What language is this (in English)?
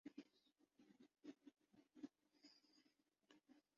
Urdu